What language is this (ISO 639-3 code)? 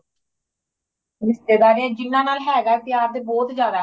pan